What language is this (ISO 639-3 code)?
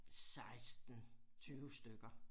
dan